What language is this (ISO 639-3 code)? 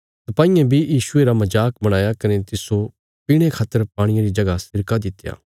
kfs